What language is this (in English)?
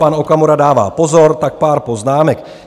Czech